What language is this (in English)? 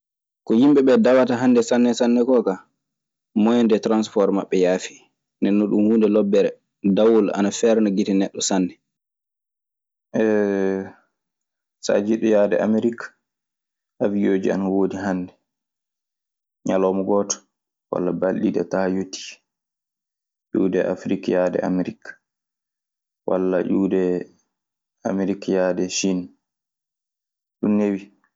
Maasina Fulfulde